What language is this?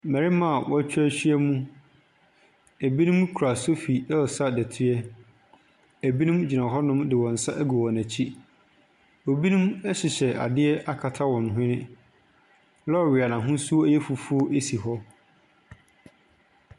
Akan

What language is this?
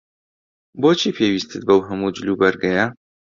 Central Kurdish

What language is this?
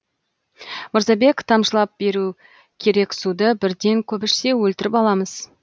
Kazakh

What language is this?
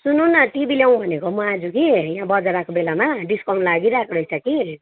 Nepali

